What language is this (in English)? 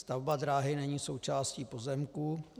Czech